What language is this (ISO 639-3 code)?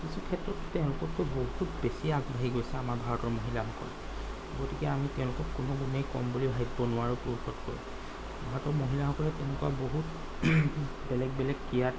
asm